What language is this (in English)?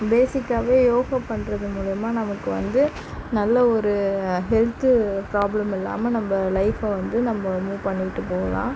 Tamil